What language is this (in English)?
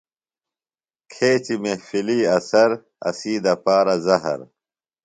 Phalura